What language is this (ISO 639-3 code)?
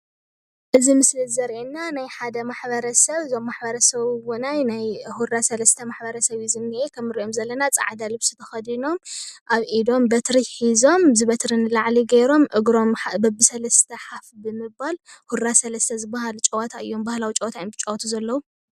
tir